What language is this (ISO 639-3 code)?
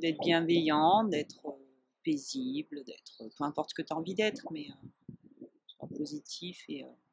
fra